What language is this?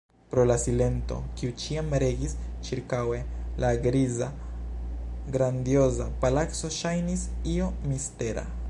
Esperanto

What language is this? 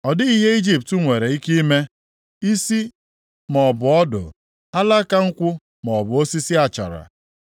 Igbo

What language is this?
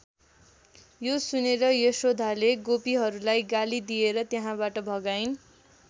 Nepali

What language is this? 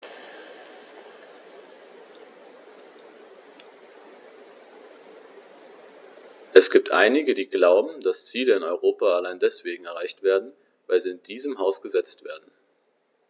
German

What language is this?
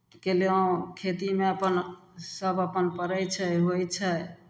Maithili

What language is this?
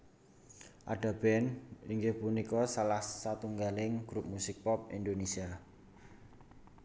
Javanese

